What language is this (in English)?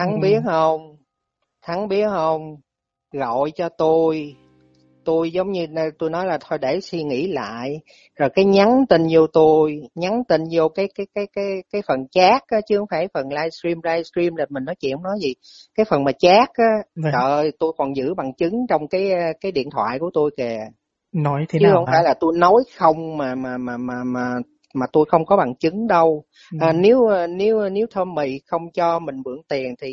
Vietnamese